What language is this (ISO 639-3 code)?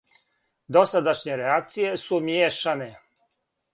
srp